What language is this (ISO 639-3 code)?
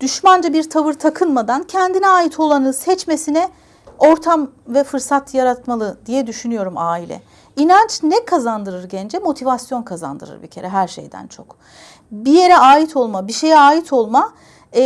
tur